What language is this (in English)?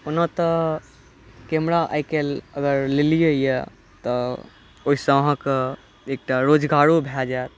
Maithili